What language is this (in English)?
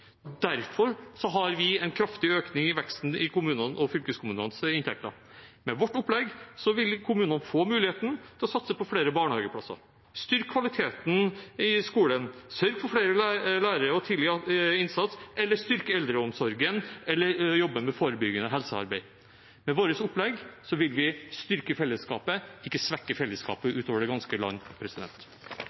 Norwegian Bokmål